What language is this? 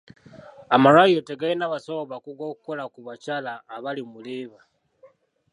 Ganda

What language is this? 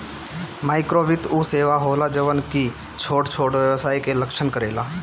Bhojpuri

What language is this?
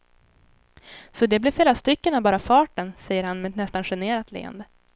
Swedish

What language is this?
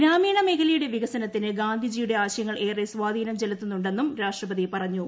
Malayalam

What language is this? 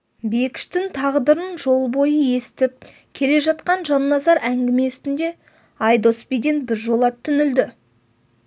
Kazakh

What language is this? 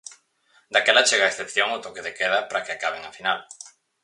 Galician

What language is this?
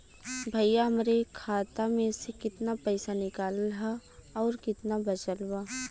Bhojpuri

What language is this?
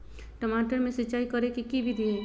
Magahi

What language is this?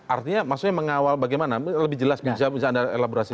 Indonesian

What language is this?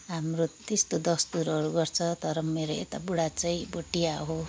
Nepali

